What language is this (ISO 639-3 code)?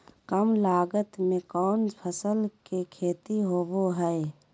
mag